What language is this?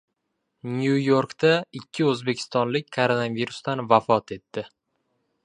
Uzbek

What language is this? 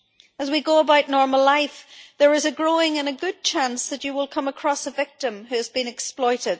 English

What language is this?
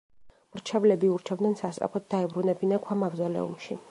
Georgian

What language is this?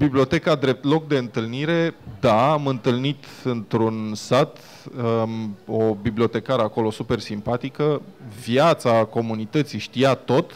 Romanian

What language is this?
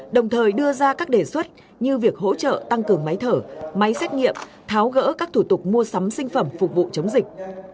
Vietnamese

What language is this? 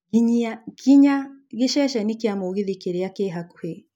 Kikuyu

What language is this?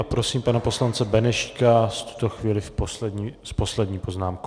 Czech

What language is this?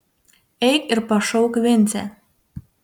Lithuanian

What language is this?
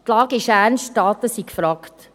Swiss German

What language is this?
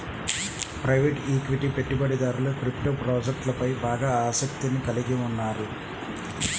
Telugu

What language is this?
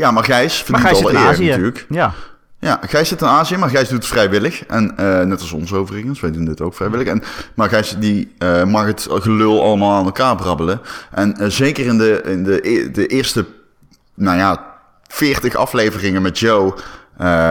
Dutch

